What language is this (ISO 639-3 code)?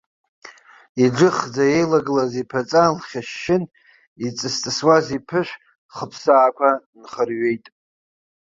abk